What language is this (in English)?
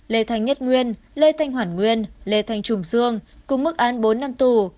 Vietnamese